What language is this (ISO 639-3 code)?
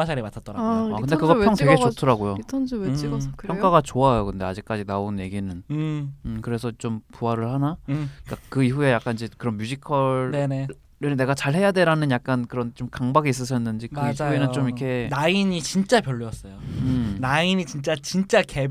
kor